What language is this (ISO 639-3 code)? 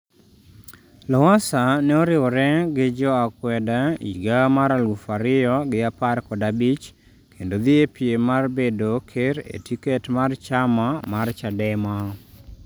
luo